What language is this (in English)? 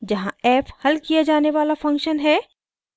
Hindi